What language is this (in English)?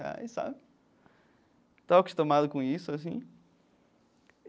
Portuguese